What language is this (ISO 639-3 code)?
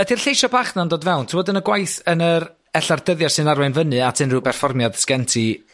cym